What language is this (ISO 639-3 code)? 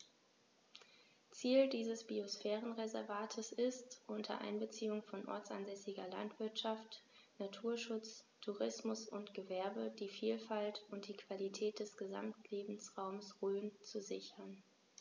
deu